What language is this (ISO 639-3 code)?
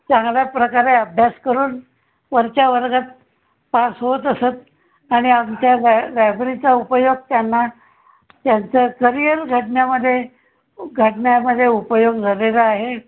mar